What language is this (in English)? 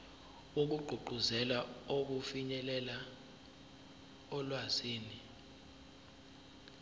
Zulu